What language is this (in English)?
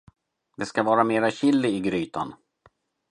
Swedish